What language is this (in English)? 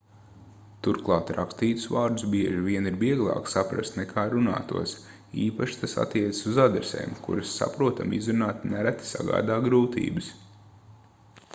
Latvian